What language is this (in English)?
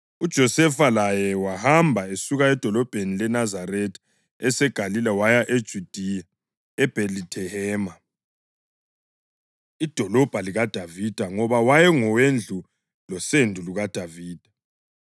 North Ndebele